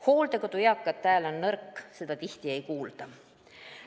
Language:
Estonian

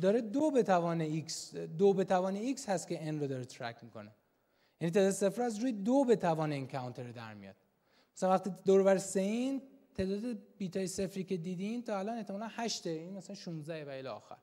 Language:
Persian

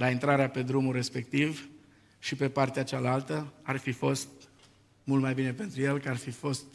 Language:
Romanian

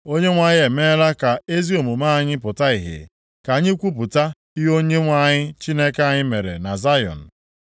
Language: Igbo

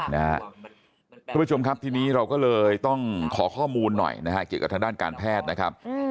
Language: Thai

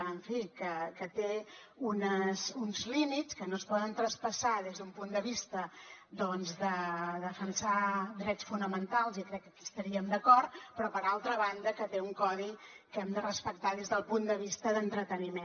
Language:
Catalan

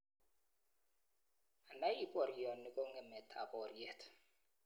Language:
Kalenjin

